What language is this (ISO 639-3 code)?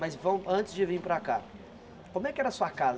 por